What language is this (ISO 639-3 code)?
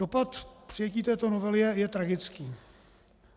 ces